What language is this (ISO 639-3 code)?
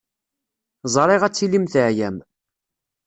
kab